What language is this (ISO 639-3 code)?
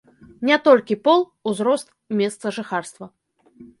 bel